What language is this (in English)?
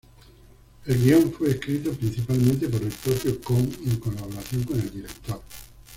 Spanish